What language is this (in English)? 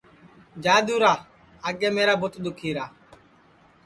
Sansi